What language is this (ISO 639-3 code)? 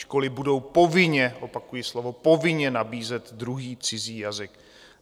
ces